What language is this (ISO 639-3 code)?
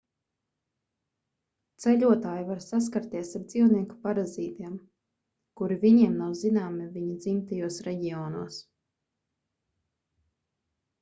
lav